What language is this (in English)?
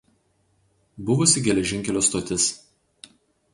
Lithuanian